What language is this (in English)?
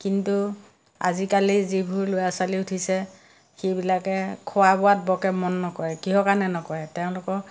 Assamese